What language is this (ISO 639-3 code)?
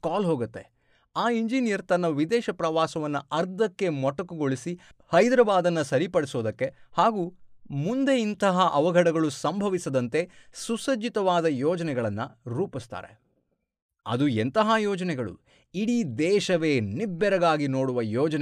kan